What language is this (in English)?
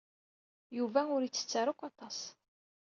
Kabyle